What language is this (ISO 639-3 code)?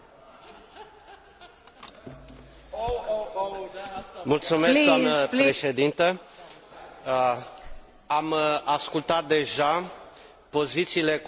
ron